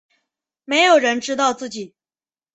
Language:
Chinese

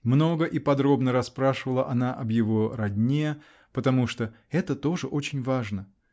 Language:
Russian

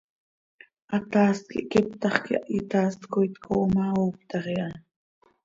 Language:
Seri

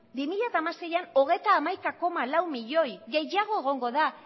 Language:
Basque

